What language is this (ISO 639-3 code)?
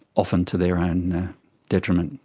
eng